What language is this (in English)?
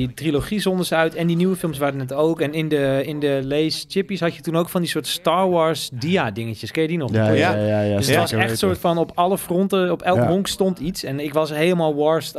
Dutch